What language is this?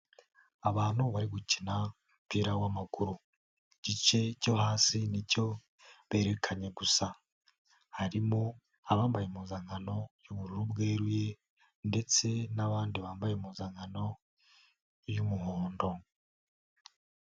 Kinyarwanda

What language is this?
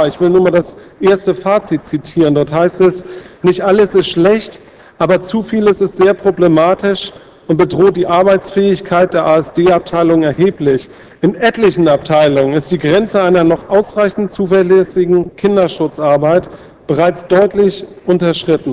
German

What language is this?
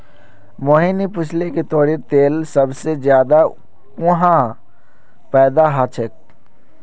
Magahi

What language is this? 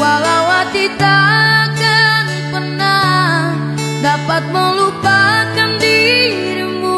Indonesian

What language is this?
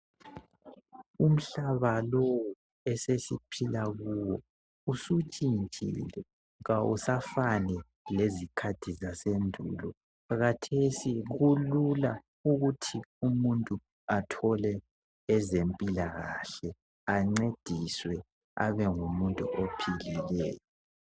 North Ndebele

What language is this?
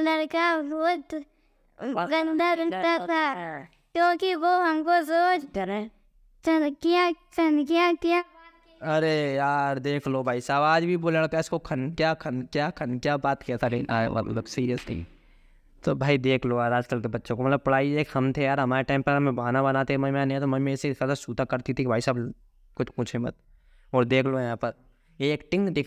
Hindi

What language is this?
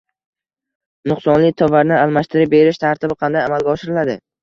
Uzbek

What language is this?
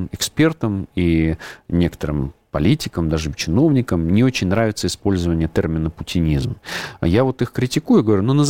Russian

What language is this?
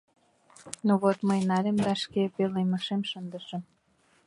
Mari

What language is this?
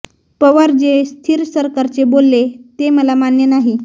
Marathi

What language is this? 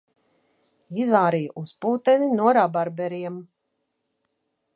Latvian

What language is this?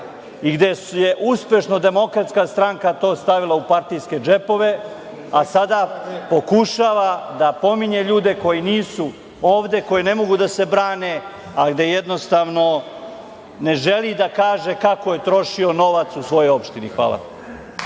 Serbian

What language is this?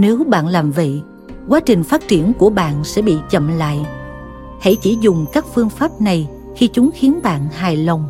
Vietnamese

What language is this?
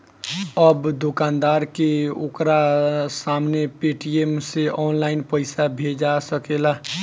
Bhojpuri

